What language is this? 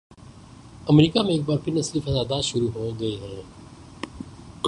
Urdu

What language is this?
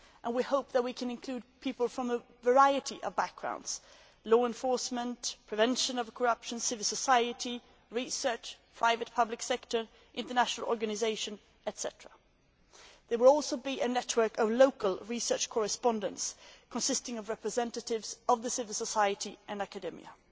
English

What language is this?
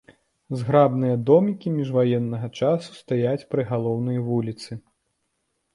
Belarusian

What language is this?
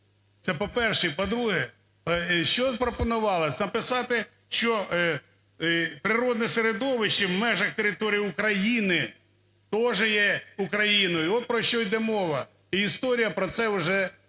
Ukrainian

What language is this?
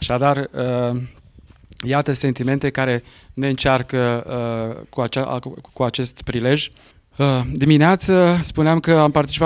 Romanian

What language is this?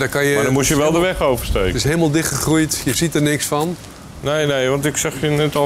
Dutch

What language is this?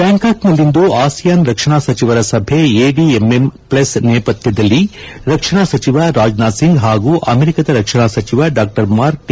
Kannada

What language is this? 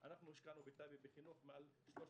Hebrew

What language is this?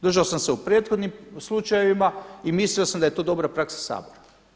Croatian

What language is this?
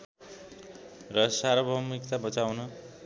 Nepali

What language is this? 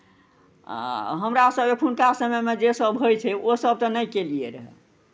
Maithili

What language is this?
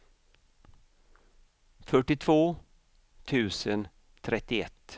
Swedish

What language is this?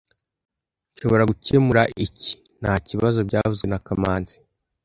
Kinyarwanda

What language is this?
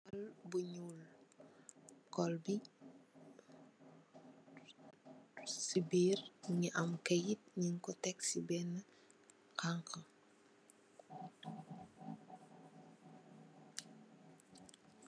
Wolof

